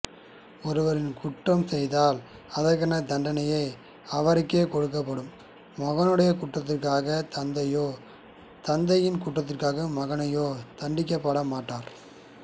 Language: Tamil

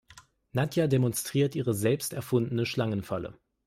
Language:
German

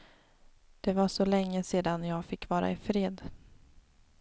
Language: Swedish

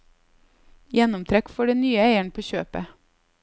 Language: Norwegian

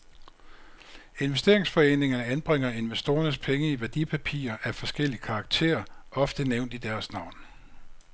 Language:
Danish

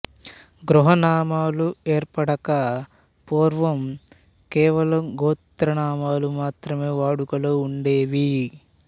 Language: Telugu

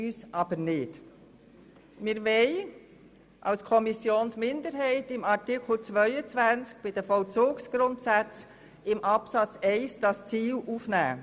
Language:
Swiss German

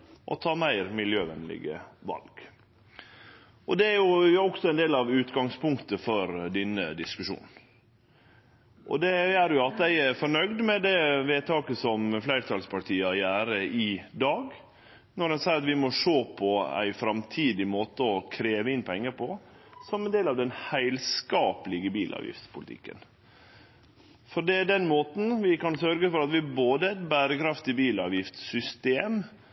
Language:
Norwegian Nynorsk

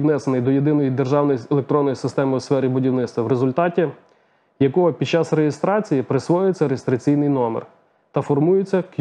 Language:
Ukrainian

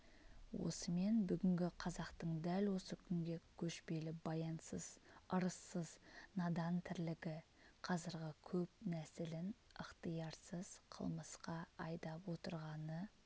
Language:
Kazakh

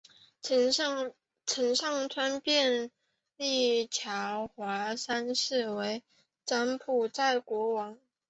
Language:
Chinese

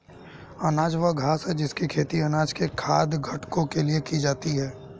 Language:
Hindi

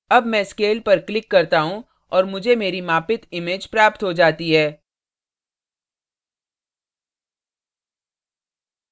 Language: Hindi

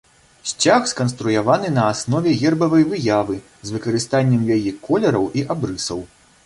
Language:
Belarusian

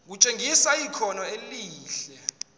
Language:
Zulu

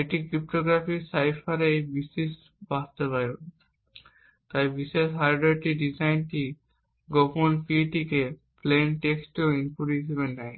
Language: Bangla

